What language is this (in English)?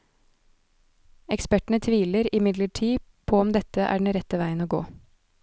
Norwegian